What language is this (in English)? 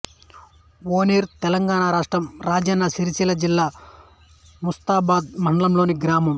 Telugu